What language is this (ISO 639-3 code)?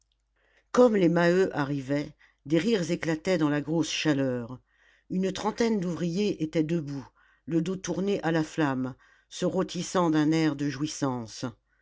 fra